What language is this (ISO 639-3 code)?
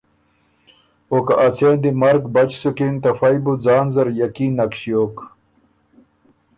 oru